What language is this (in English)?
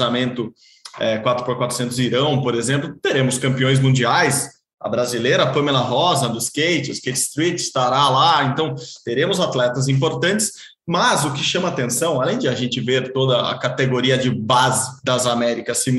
Portuguese